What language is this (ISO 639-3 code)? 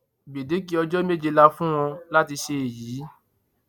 yor